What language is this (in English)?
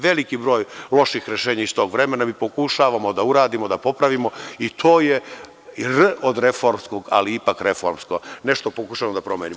Serbian